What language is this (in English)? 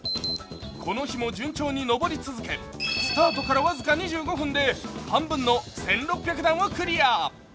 Japanese